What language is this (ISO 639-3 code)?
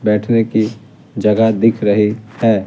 hin